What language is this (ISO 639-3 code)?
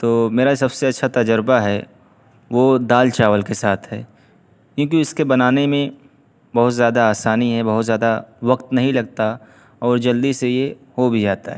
urd